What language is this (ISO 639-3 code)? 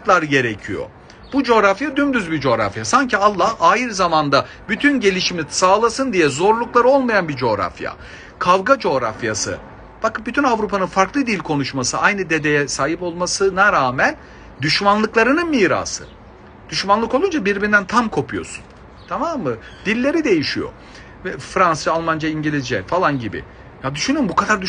tur